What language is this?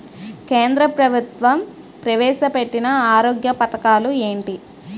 Telugu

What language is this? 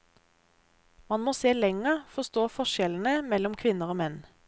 Norwegian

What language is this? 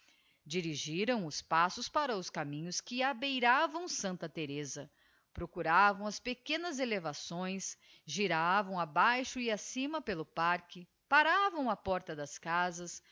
Portuguese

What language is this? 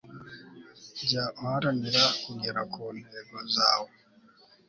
Kinyarwanda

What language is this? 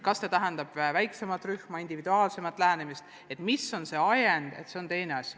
Estonian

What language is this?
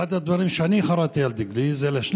Hebrew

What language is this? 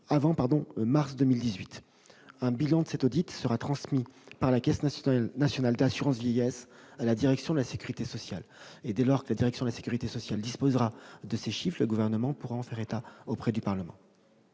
French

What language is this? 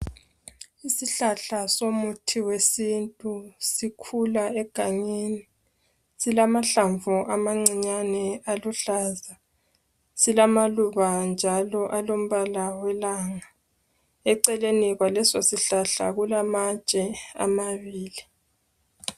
North Ndebele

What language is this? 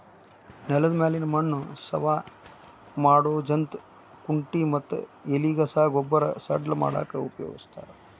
Kannada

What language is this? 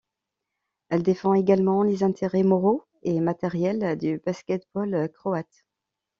French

